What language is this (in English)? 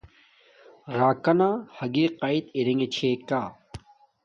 Domaaki